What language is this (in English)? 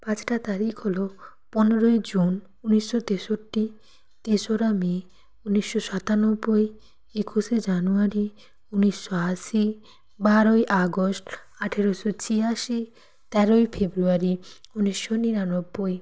Bangla